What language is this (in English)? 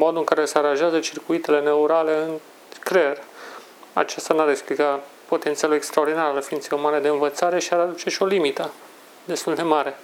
Romanian